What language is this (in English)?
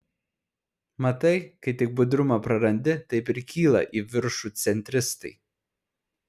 Lithuanian